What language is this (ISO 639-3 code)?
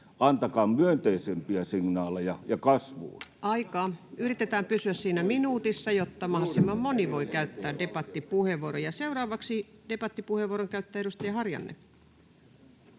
fin